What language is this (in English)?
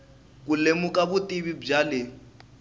Tsonga